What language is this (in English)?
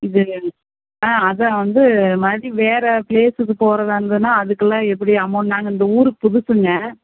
Tamil